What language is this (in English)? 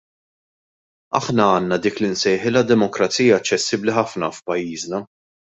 Maltese